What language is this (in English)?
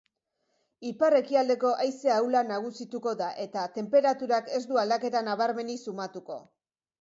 Basque